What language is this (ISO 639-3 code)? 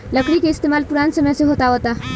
bho